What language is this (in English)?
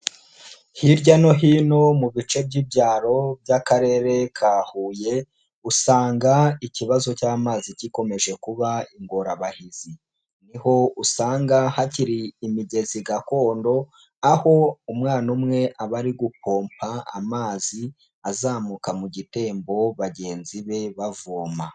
Kinyarwanda